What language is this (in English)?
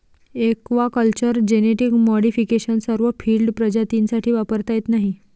Marathi